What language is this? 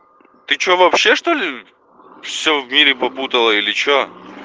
Russian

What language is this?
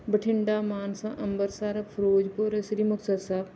Punjabi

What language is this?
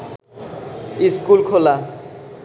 Bangla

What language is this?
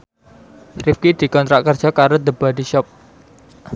Javanese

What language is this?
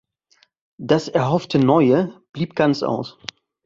German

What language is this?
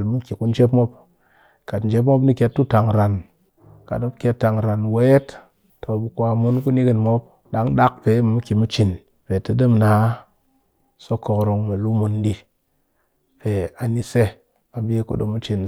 Cakfem-Mushere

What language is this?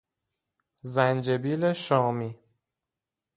Persian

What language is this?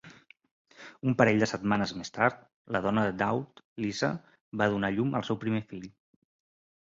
Catalan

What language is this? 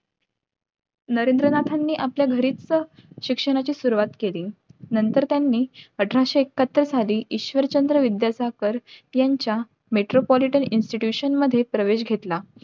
Marathi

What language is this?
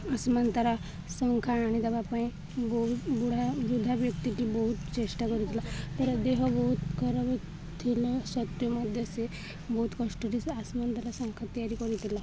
Odia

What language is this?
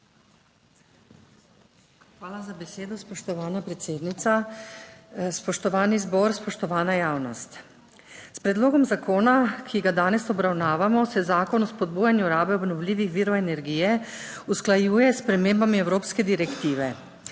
Slovenian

